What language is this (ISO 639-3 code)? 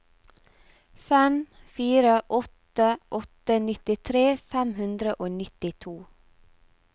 nor